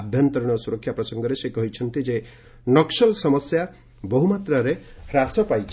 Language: Odia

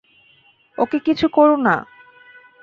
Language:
Bangla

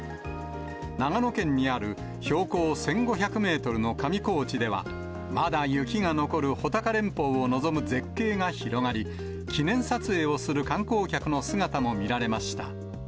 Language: Japanese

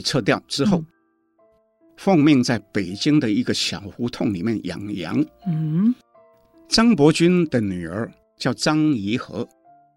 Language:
Chinese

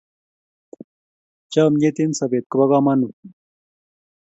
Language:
Kalenjin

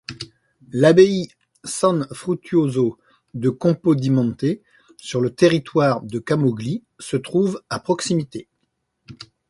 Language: French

